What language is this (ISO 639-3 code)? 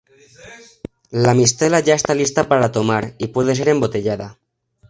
spa